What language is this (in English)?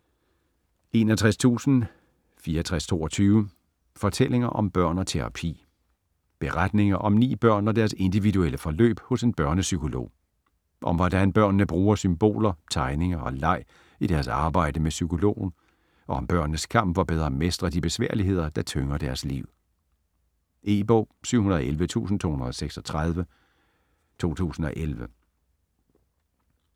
Danish